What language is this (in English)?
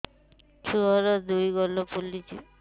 Odia